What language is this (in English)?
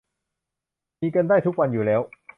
Thai